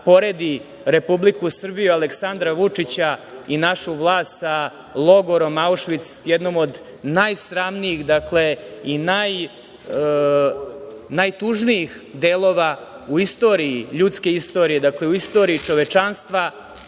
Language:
Serbian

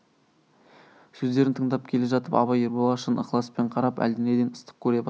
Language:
Kazakh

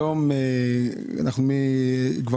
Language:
Hebrew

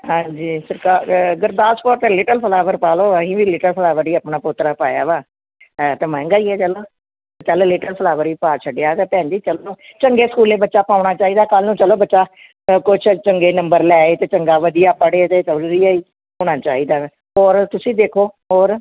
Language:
Punjabi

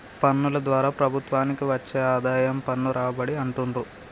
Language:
Telugu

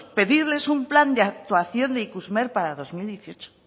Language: Spanish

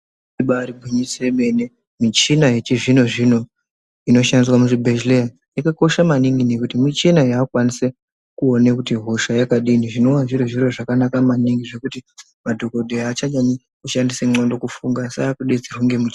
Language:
Ndau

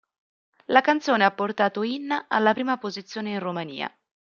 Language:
Italian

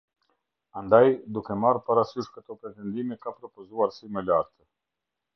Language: Albanian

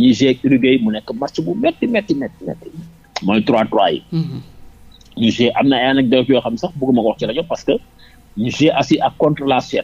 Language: French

